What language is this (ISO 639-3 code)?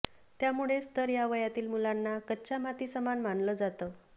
mar